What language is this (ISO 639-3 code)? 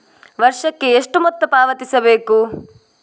kan